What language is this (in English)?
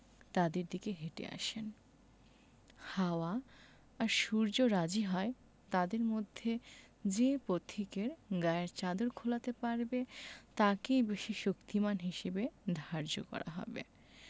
Bangla